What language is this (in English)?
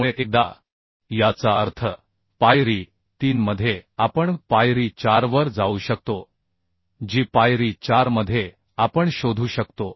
Marathi